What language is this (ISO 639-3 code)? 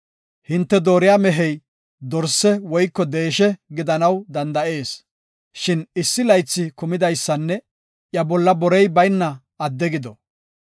gof